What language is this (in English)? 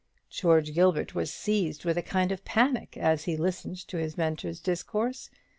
English